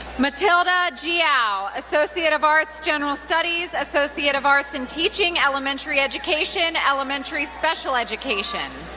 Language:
English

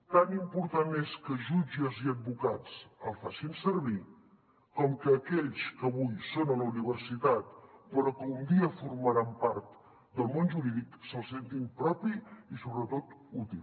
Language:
Catalan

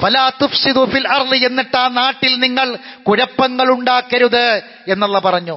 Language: Arabic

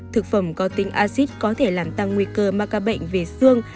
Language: Vietnamese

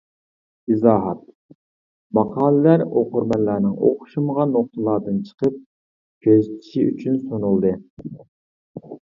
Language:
Uyghur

